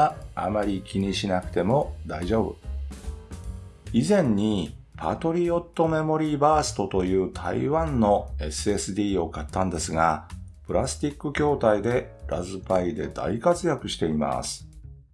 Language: Japanese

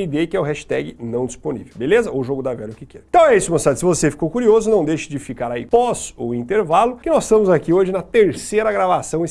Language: Portuguese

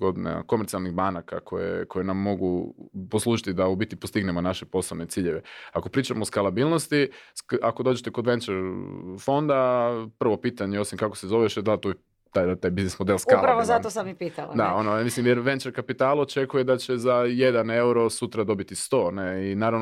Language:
Croatian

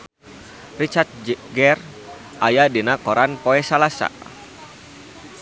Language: Sundanese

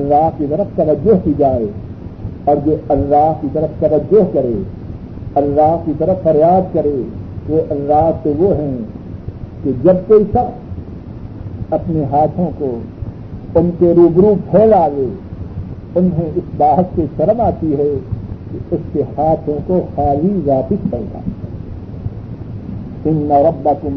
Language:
Urdu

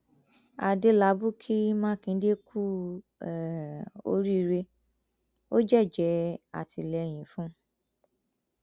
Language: Yoruba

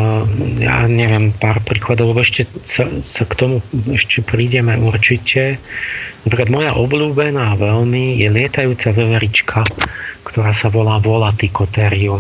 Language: Slovak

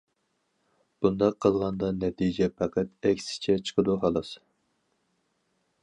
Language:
Uyghur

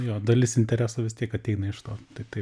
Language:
Lithuanian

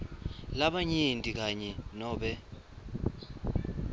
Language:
Swati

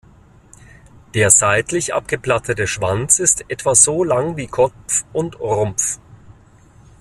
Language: German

